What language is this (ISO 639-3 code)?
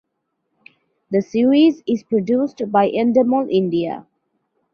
eng